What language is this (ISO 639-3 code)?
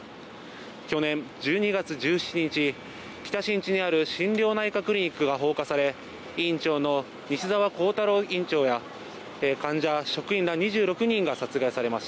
jpn